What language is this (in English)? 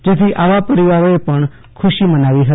Gujarati